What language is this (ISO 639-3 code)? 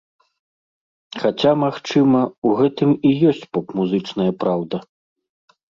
bel